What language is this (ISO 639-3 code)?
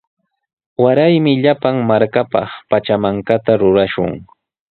qws